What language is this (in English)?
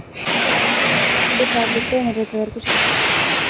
Telugu